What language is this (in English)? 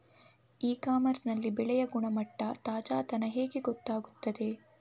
Kannada